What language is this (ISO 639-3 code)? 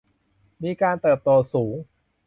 tha